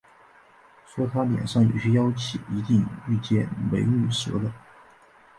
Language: Chinese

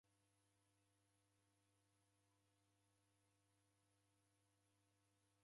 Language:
Taita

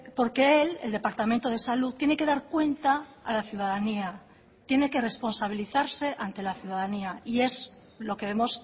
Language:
Spanish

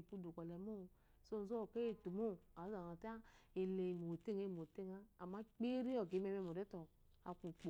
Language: Eloyi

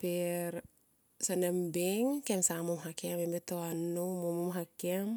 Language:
Tomoip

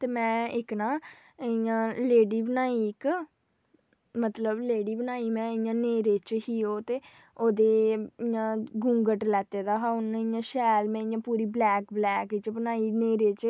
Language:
Dogri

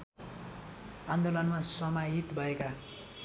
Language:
Nepali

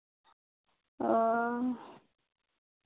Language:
Santali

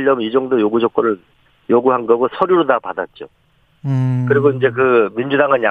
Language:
Korean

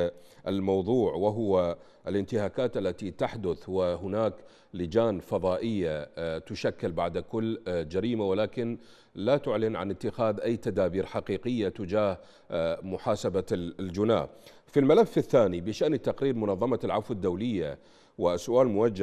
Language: Arabic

